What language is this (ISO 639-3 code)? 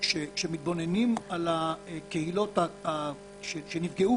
heb